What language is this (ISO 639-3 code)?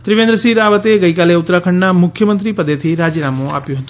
guj